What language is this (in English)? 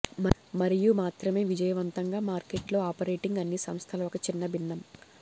Telugu